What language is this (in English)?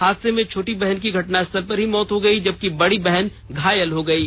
Hindi